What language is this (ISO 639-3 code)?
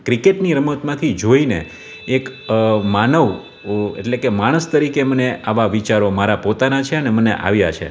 guj